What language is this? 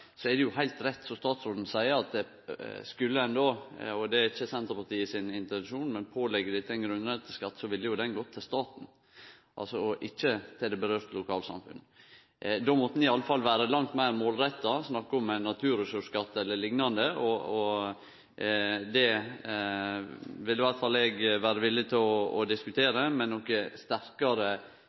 Norwegian Nynorsk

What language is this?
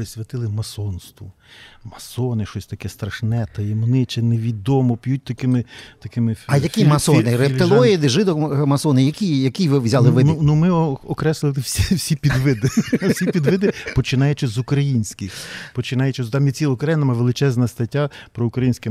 Ukrainian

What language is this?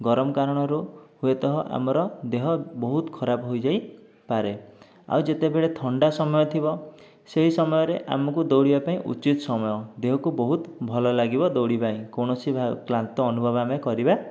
Odia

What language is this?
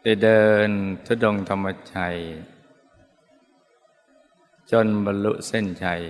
Thai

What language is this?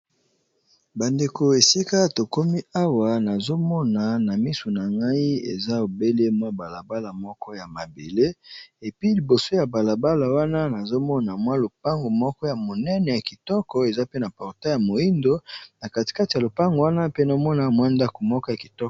Lingala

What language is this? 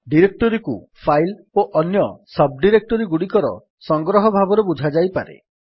Odia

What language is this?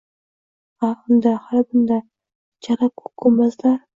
Uzbek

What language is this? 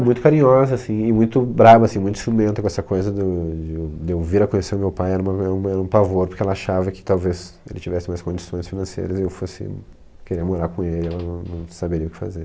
Portuguese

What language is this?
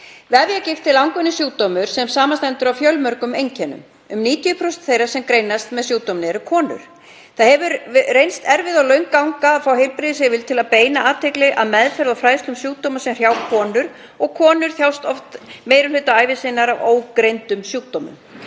Icelandic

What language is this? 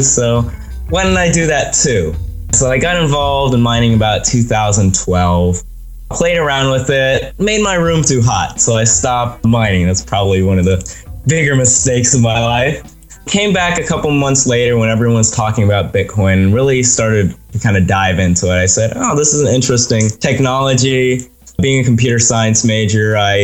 English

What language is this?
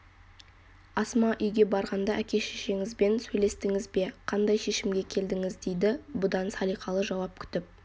Kazakh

